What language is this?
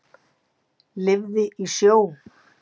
Icelandic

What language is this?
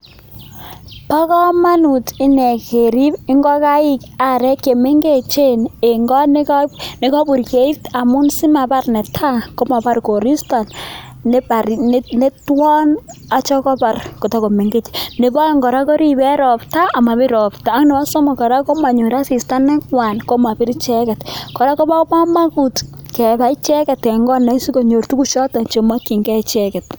Kalenjin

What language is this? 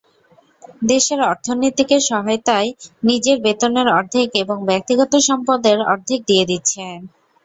Bangla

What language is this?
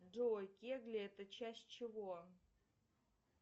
Russian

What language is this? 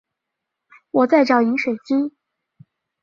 Chinese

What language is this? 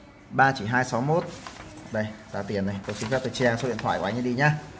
Vietnamese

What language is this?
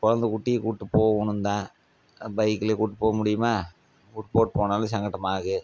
Tamil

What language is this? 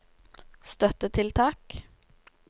Norwegian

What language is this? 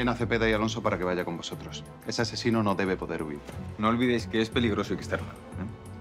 Spanish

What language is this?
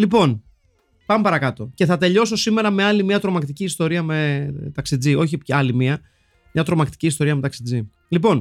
Greek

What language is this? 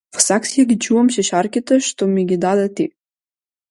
Macedonian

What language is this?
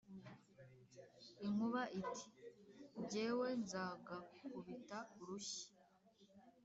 Kinyarwanda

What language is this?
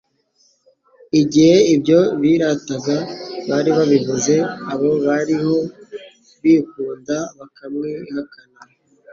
Kinyarwanda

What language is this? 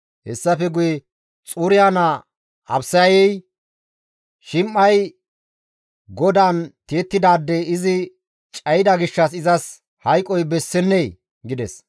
Gamo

